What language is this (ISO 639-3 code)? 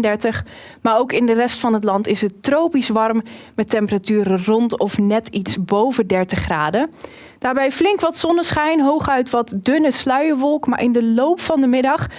nld